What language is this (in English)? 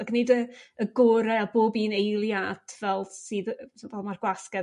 Welsh